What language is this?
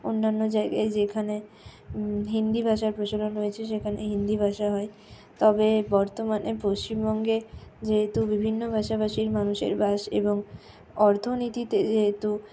Bangla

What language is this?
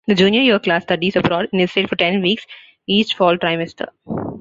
English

